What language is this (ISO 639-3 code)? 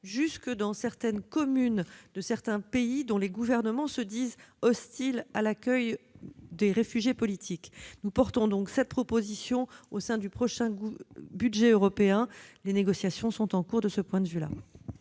fra